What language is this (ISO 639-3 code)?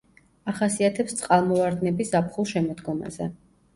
kat